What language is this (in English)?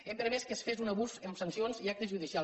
Catalan